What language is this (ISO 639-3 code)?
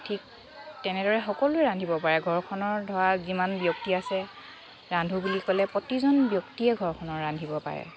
asm